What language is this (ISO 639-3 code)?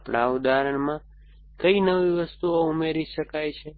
guj